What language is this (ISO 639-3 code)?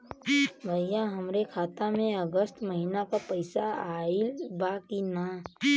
bho